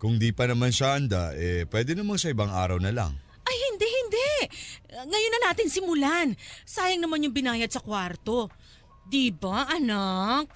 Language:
Filipino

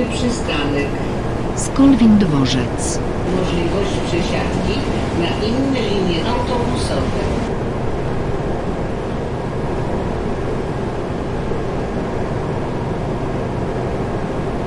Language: Polish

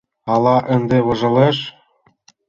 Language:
Mari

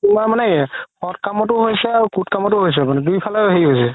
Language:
Assamese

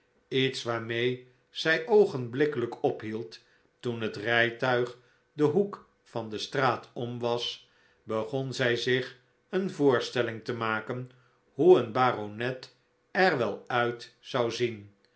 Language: Dutch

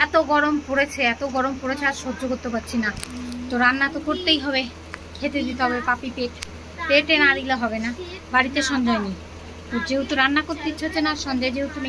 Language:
Bangla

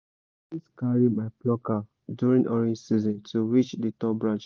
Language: Nigerian Pidgin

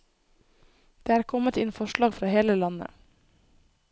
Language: Norwegian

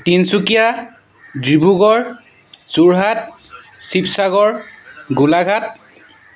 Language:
Assamese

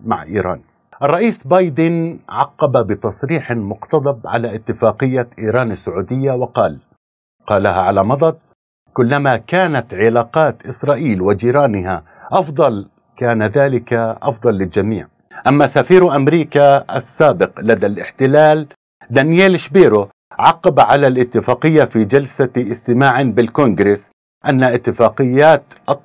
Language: Arabic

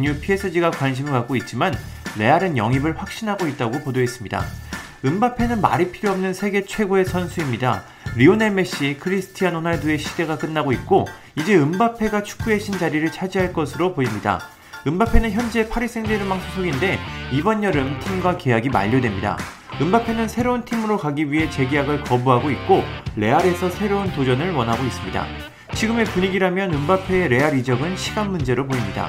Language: Korean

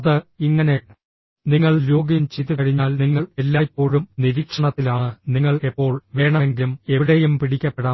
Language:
Malayalam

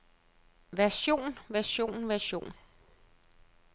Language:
Danish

